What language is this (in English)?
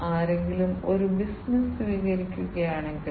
Malayalam